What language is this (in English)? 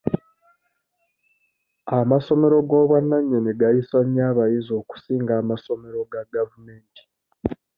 Ganda